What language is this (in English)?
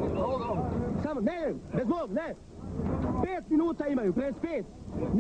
Ukrainian